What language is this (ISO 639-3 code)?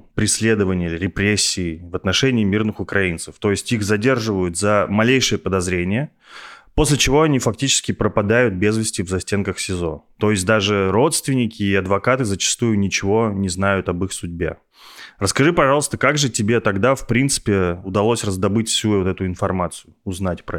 rus